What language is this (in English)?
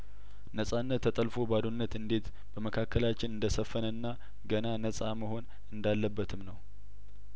Amharic